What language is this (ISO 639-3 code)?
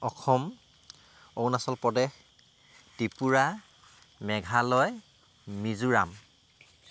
asm